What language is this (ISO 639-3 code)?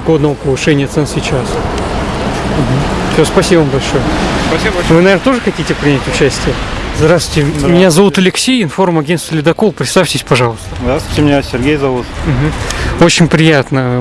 rus